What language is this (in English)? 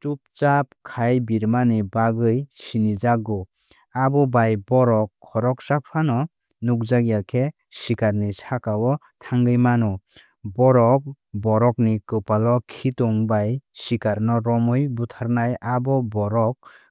Kok Borok